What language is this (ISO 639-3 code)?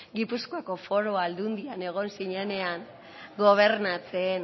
eus